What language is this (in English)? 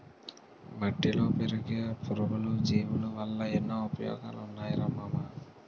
Telugu